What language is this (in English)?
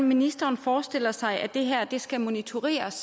Danish